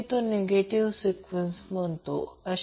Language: Marathi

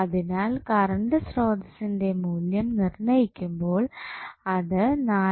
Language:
Malayalam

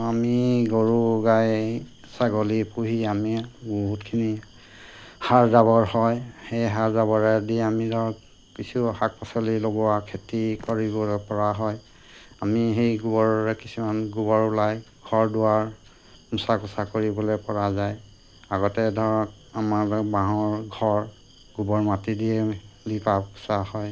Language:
Assamese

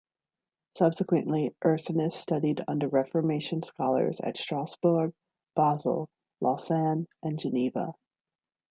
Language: English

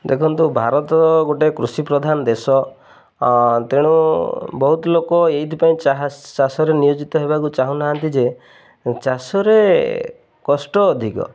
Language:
Odia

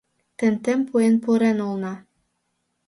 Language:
Mari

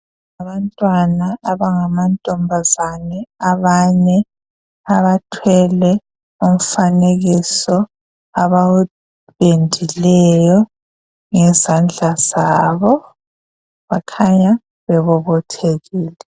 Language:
North Ndebele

